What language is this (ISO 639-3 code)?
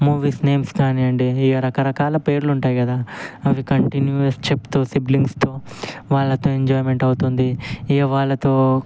tel